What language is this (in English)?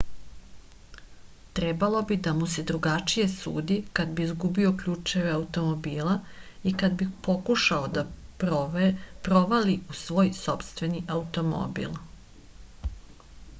Serbian